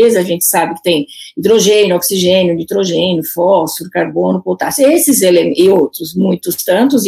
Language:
Portuguese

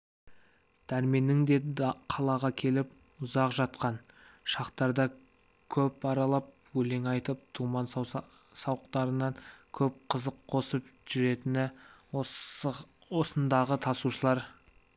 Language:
Kazakh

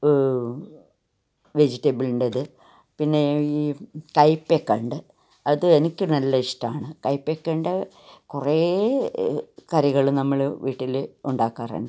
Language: Malayalam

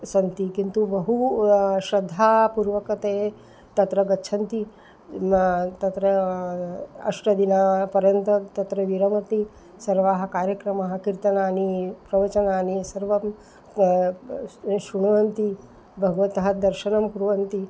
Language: Sanskrit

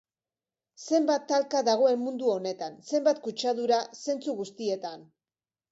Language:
Basque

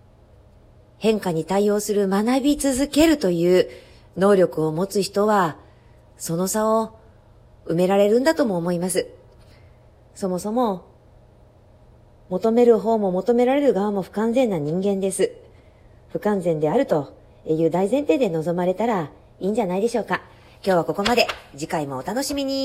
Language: Japanese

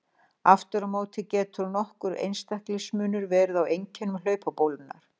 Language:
Icelandic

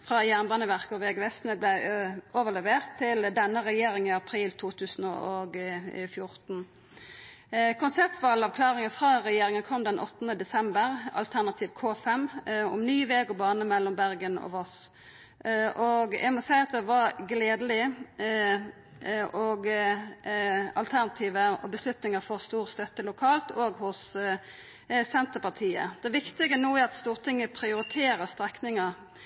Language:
Norwegian Nynorsk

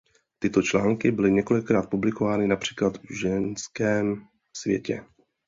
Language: Czech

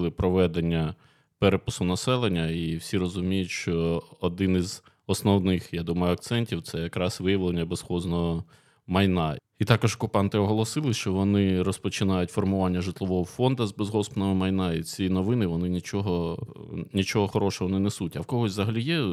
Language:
Ukrainian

